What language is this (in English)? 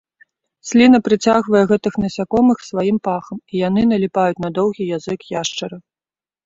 Belarusian